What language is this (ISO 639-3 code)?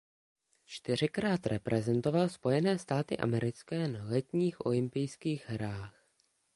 ces